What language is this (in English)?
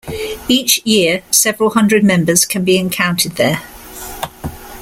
English